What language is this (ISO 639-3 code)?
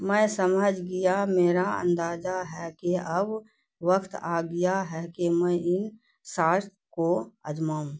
urd